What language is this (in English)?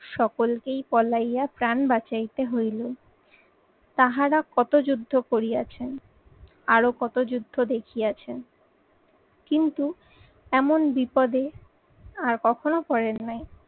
Bangla